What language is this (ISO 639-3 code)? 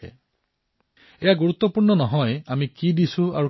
asm